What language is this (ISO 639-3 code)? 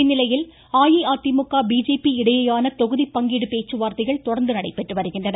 tam